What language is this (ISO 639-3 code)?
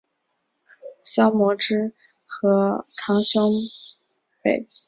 zho